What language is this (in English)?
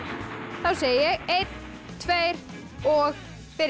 Icelandic